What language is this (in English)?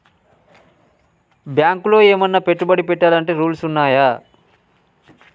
Telugu